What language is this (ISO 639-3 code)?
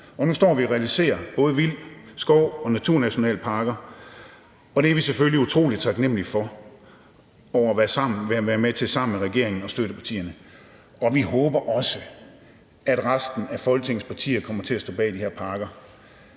dan